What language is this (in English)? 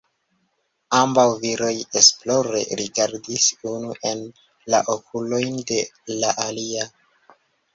Esperanto